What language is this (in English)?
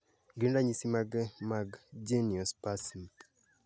Luo (Kenya and Tanzania)